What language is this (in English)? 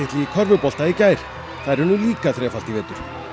Icelandic